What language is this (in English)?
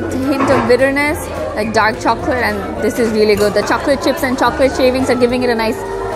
English